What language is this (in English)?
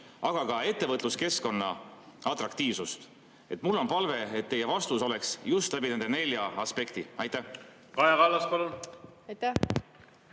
Estonian